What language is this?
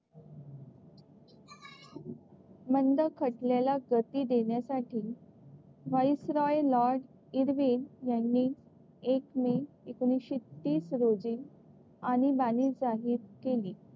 Marathi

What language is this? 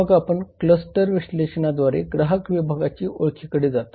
Marathi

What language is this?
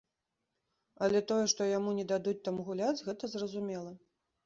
Belarusian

